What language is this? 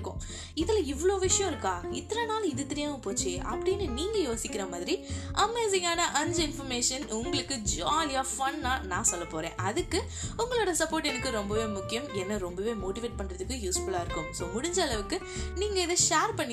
Tamil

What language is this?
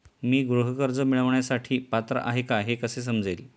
Marathi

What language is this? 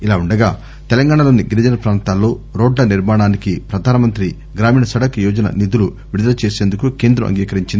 Telugu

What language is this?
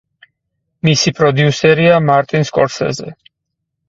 Georgian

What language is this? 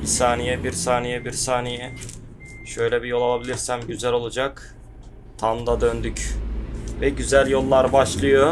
Turkish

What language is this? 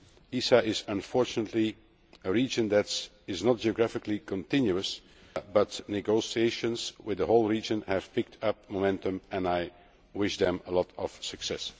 English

